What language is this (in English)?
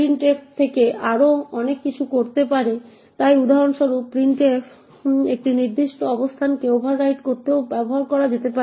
Bangla